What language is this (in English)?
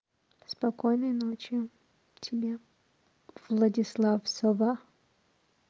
Russian